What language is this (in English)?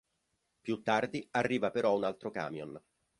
Italian